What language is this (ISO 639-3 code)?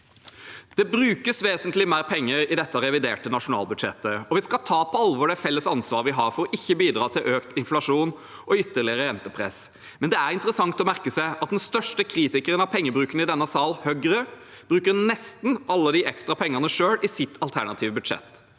nor